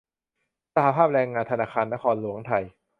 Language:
Thai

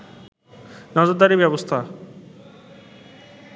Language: Bangla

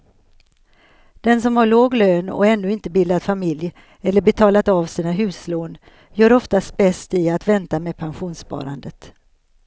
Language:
Swedish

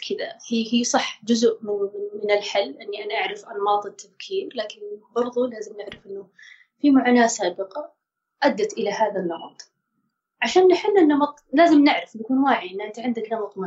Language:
Arabic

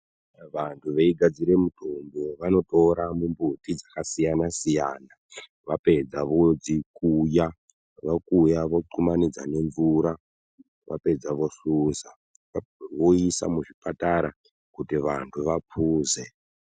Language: Ndau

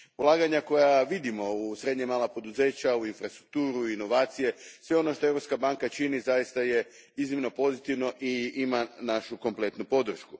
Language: Croatian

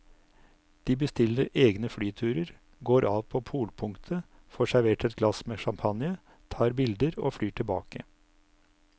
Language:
Norwegian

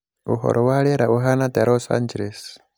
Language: Kikuyu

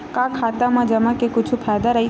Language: Chhattisgarhi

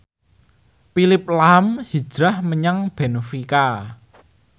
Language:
Javanese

